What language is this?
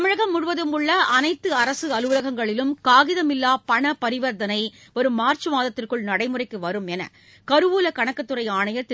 Tamil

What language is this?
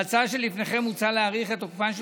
Hebrew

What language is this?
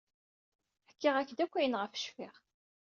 Kabyle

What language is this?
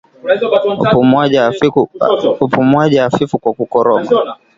Swahili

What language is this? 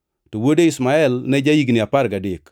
Luo (Kenya and Tanzania)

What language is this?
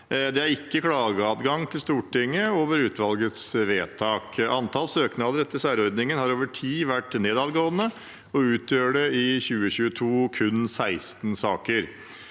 Norwegian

